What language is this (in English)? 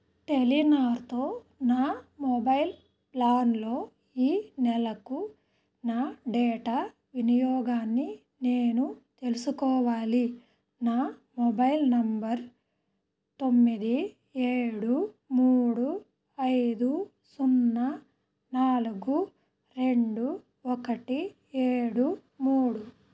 Telugu